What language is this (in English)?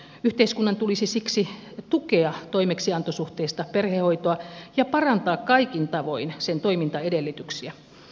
Finnish